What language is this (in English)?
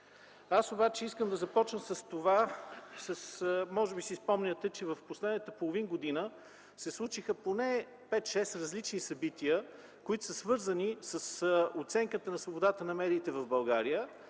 Bulgarian